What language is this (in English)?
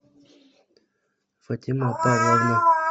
Russian